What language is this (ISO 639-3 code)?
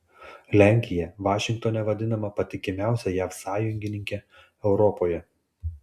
lit